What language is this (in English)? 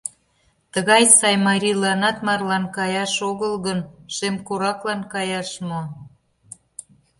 Mari